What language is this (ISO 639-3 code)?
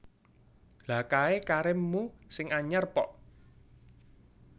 jav